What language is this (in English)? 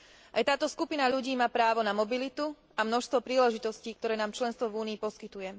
Slovak